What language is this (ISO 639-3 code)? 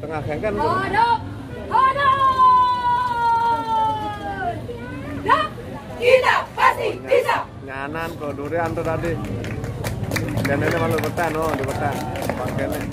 ind